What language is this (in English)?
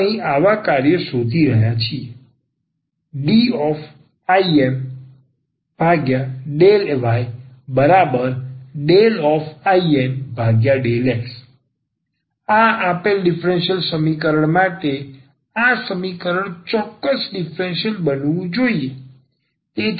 Gujarati